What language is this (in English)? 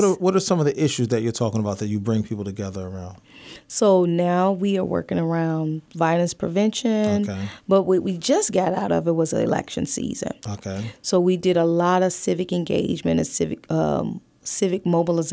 English